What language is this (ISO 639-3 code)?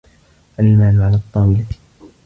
ara